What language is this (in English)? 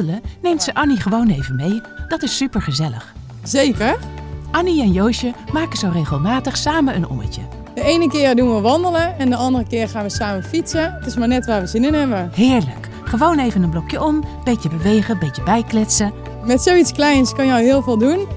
Dutch